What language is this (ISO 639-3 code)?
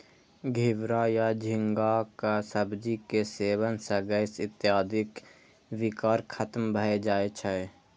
mai